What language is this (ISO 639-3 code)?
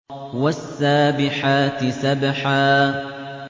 ara